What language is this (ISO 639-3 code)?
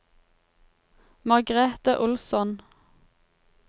nor